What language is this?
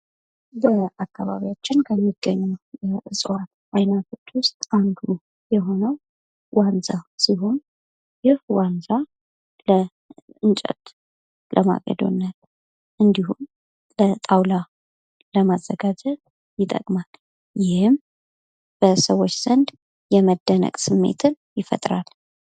Amharic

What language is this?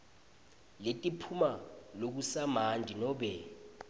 Swati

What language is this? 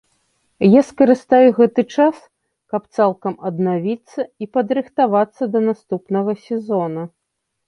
Belarusian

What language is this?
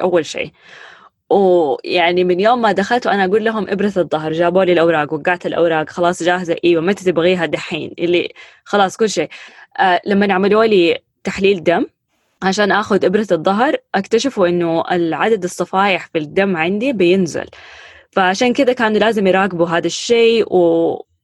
Arabic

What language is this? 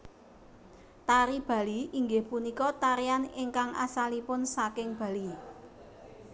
Javanese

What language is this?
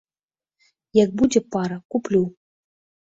Belarusian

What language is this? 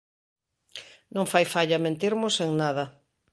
Galician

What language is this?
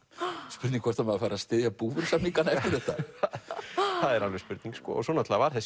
Icelandic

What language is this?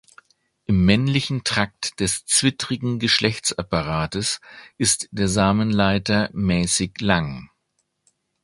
German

